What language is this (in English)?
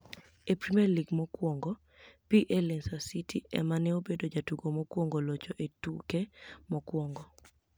Luo (Kenya and Tanzania)